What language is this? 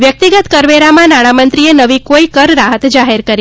Gujarati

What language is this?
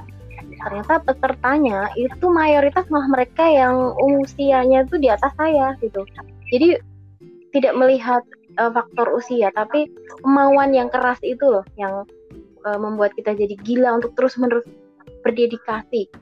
Indonesian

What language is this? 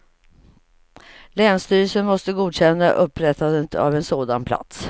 Swedish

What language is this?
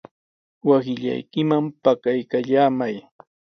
Sihuas Ancash Quechua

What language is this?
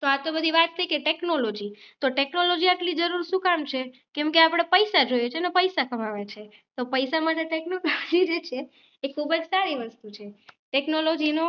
Gujarati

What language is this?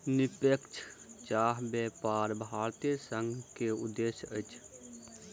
Maithili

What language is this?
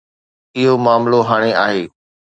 Sindhi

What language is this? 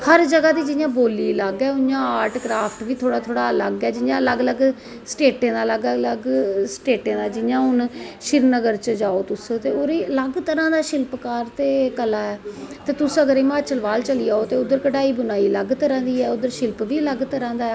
Dogri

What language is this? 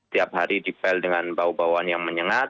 Indonesian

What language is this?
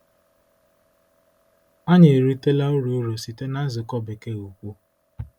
Igbo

